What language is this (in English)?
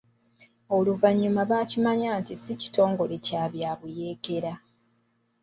Ganda